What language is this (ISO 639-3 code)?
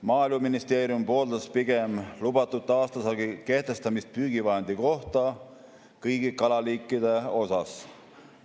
est